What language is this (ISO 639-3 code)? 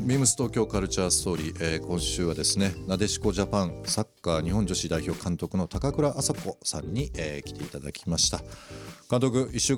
jpn